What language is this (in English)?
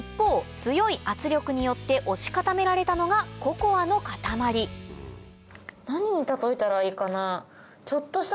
Japanese